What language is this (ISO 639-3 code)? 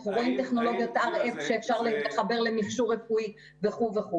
heb